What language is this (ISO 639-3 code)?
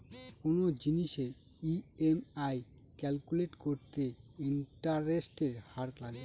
ben